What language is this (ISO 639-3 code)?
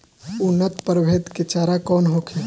bho